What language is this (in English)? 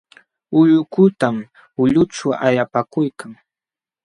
Jauja Wanca Quechua